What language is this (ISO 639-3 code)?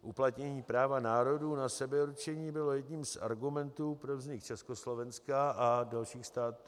ces